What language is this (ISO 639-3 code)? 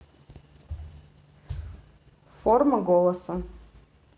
rus